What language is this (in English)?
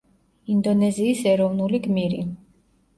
Georgian